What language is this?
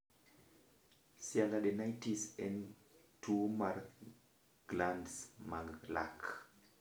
Luo (Kenya and Tanzania)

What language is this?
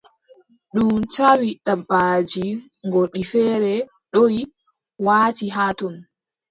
Adamawa Fulfulde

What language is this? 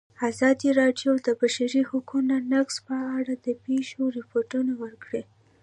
Pashto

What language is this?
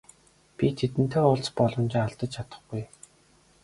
Mongolian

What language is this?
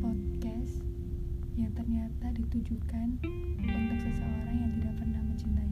Indonesian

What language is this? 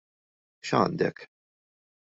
Maltese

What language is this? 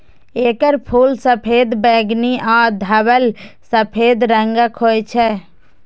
Maithili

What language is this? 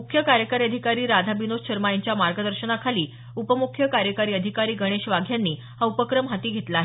Marathi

